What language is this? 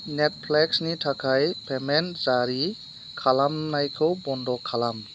Bodo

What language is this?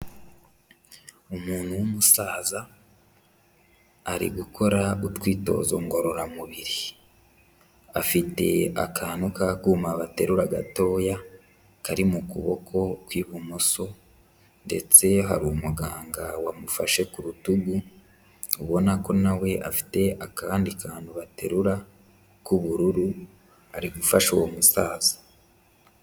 Kinyarwanda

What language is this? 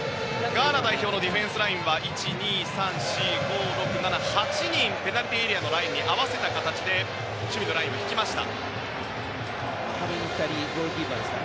Japanese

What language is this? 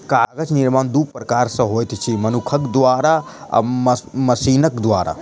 Maithili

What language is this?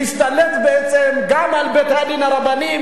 Hebrew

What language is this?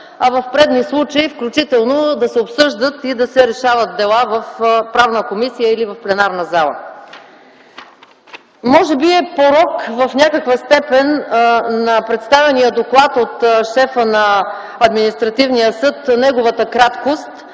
Bulgarian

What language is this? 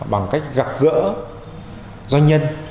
Vietnamese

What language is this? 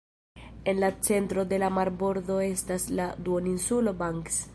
Esperanto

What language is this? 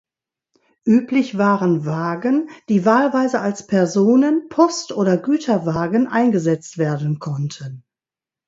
German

